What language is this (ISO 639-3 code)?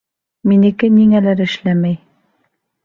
bak